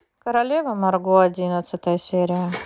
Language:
Russian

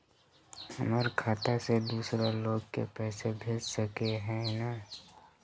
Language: Magahi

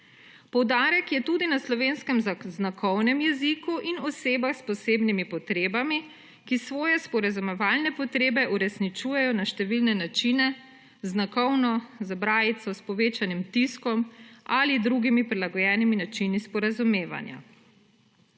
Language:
Slovenian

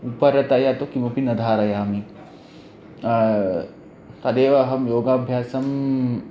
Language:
Sanskrit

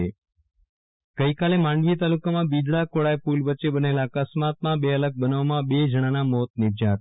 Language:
Gujarati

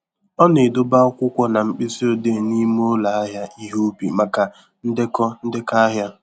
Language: Igbo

